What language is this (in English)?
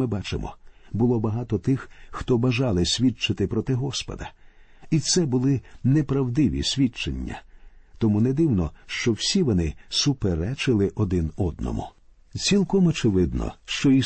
Ukrainian